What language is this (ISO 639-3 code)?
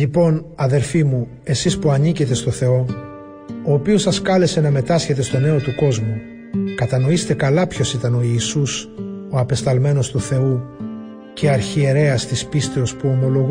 ell